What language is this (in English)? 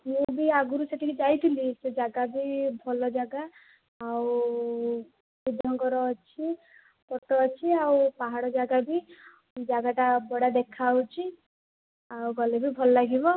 Odia